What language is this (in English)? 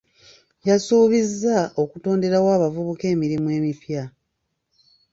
Ganda